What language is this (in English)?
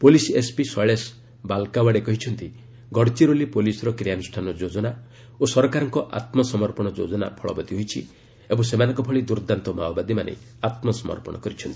Odia